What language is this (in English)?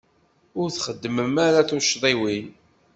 Kabyle